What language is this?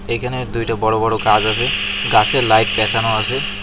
Bangla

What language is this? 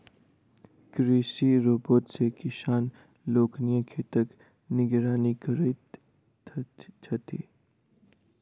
Maithili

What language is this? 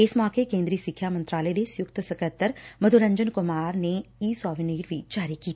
Punjabi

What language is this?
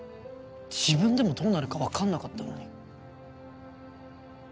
Japanese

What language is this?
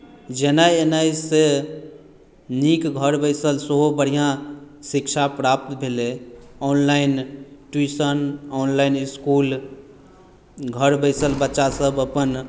Maithili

